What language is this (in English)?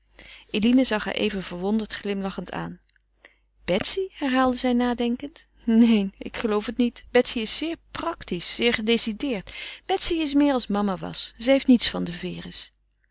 Dutch